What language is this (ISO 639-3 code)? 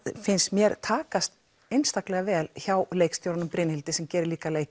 isl